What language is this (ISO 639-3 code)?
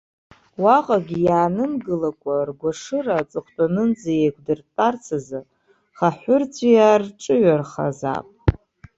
abk